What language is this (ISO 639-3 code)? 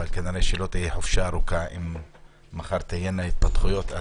heb